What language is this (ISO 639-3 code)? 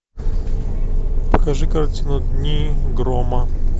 rus